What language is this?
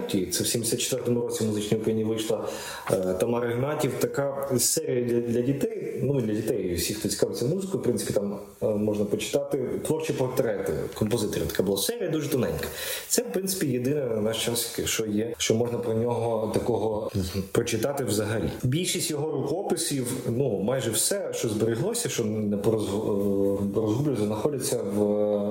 Ukrainian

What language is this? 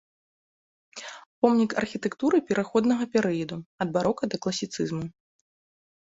Belarusian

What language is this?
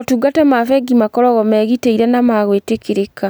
Kikuyu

